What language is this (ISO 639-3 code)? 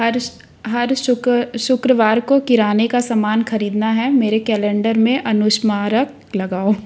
hin